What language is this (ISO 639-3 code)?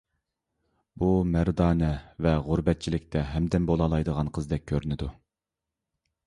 uig